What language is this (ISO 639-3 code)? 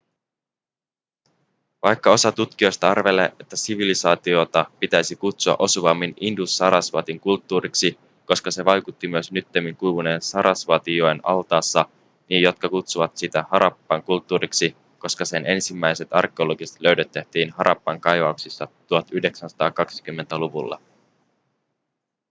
fin